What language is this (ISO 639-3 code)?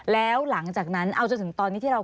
tha